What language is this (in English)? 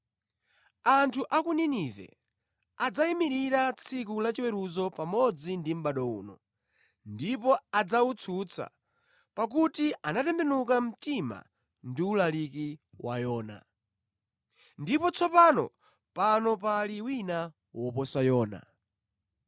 Nyanja